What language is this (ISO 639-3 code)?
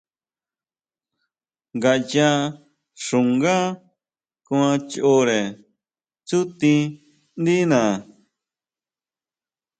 mau